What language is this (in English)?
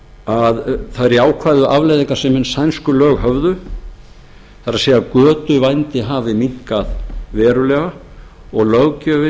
Icelandic